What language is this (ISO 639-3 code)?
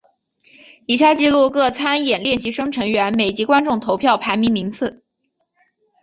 zho